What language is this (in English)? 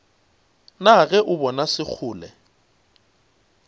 Northern Sotho